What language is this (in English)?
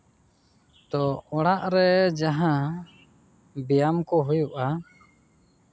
Santali